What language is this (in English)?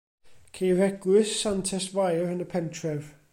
Welsh